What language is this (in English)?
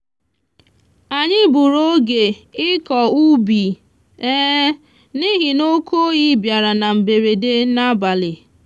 Igbo